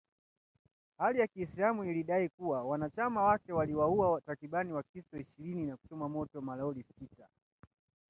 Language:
Swahili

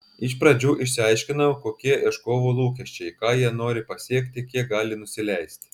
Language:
Lithuanian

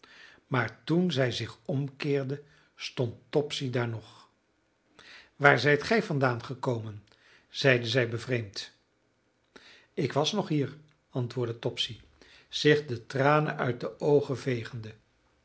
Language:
Dutch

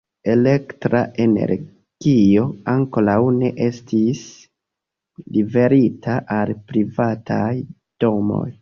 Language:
Esperanto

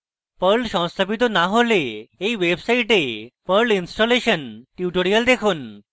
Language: Bangla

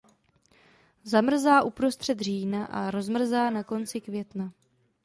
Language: Czech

